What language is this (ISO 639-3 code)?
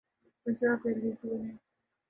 urd